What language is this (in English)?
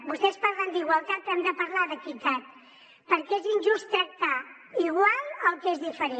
Catalan